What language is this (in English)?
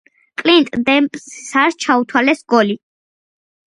Georgian